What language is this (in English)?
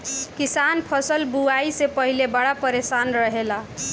Bhojpuri